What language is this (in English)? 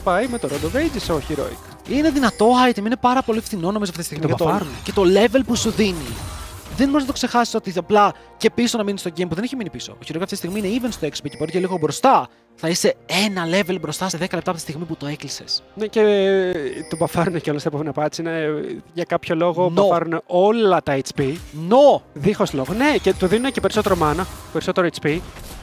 Greek